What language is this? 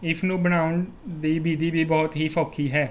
Punjabi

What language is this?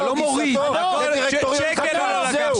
Hebrew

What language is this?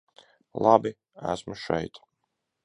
Latvian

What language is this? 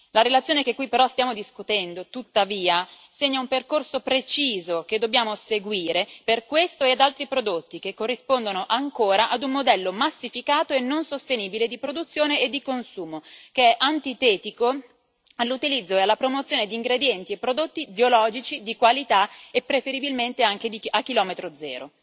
Italian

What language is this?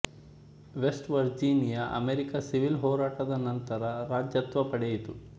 Kannada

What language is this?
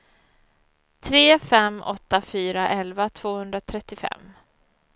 Swedish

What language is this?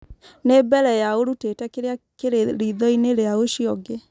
Kikuyu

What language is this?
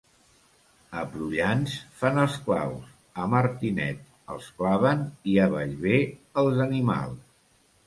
Catalan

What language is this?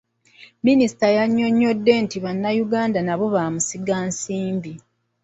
Ganda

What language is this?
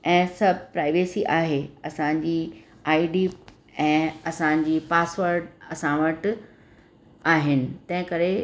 Sindhi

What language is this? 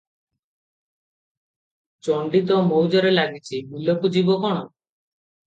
Odia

